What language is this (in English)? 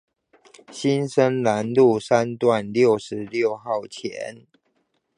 Chinese